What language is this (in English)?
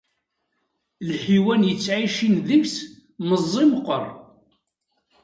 Kabyle